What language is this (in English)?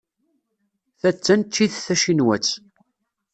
Kabyle